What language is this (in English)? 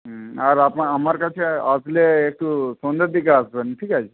Bangla